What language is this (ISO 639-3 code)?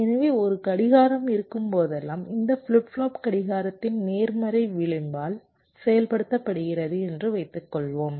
tam